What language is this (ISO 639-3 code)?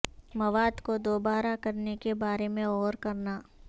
urd